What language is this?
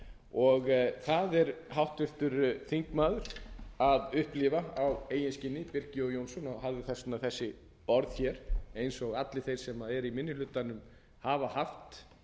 Icelandic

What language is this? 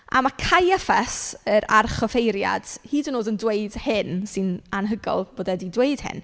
Welsh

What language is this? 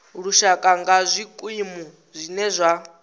Venda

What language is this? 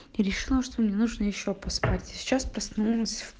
Russian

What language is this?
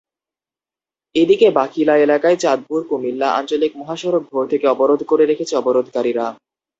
Bangla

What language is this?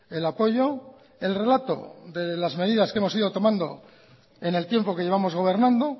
Spanish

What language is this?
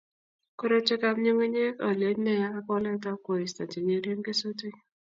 Kalenjin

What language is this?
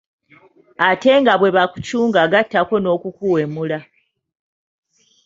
Ganda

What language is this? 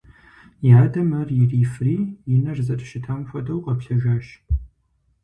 Kabardian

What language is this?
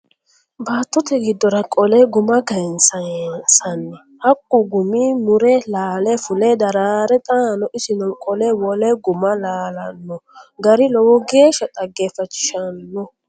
Sidamo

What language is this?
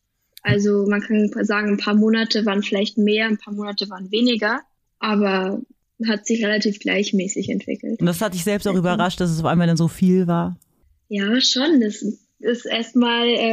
German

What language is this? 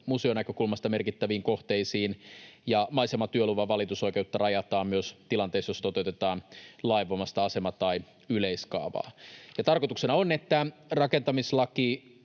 Finnish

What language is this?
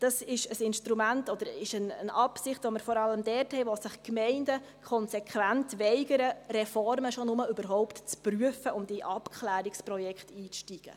Swiss German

